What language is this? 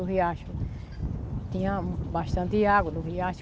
Portuguese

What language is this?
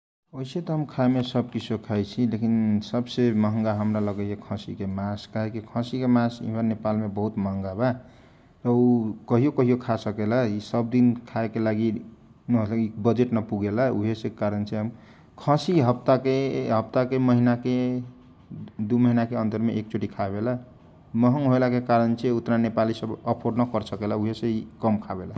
Kochila Tharu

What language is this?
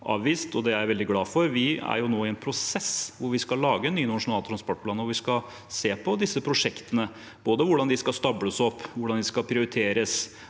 Norwegian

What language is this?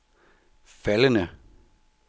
Danish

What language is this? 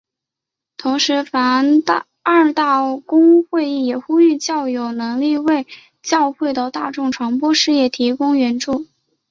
Chinese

